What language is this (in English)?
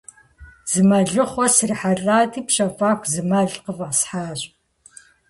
Kabardian